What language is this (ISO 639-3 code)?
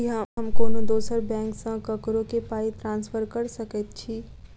mai